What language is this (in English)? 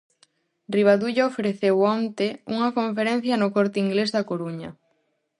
Galician